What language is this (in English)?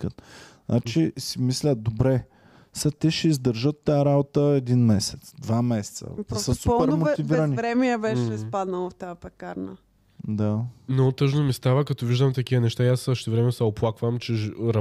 Bulgarian